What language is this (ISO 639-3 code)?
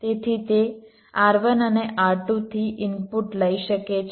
guj